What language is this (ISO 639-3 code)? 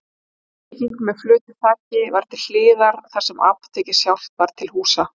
isl